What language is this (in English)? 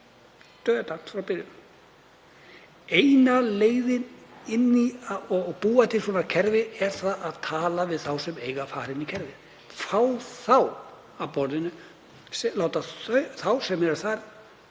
Icelandic